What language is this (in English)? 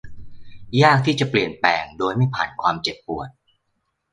Thai